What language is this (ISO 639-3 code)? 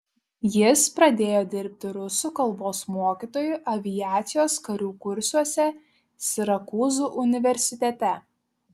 lit